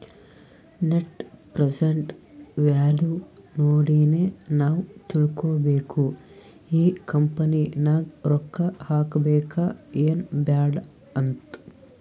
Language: Kannada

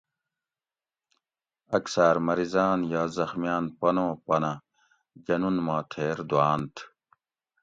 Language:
Gawri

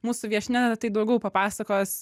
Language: Lithuanian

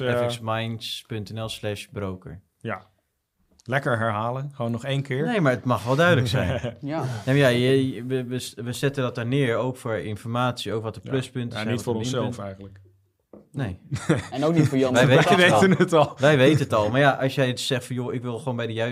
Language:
Dutch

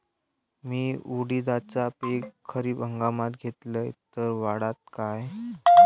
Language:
Marathi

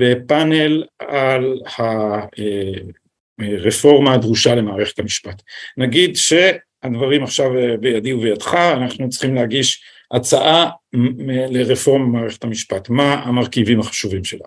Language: Hebrew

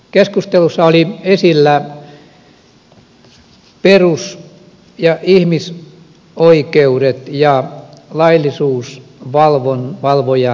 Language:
Finnish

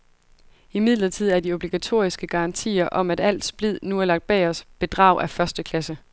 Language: Danish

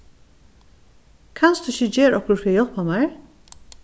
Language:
Faroese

